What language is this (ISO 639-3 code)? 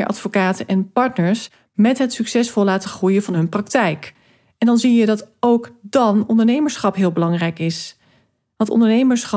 nld